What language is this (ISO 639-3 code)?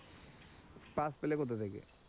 ben